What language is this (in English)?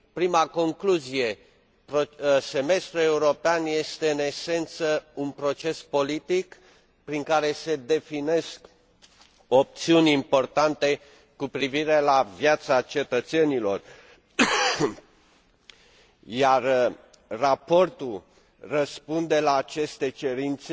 Romanian